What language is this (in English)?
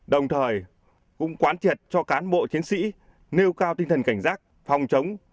Vietnamese